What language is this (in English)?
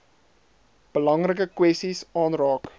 Afrikaans